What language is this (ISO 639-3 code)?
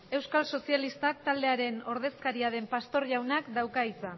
eus